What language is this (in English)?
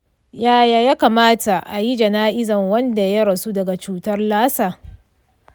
Hausa